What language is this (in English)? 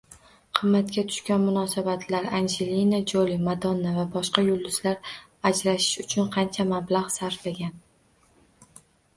Uzbek